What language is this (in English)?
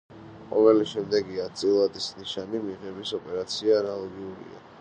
Georgian